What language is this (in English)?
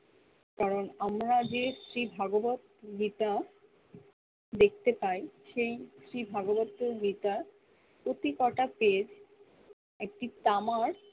Bangla